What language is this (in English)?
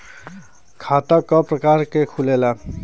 Bhojpuri